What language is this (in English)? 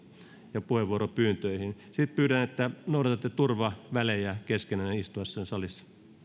Finnish